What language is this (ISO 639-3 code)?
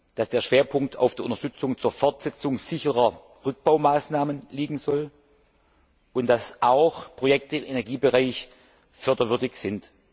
deu